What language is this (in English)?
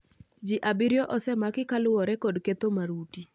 Luo (Kenya and Tanzania)